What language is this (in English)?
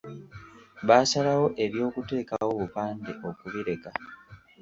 Ganda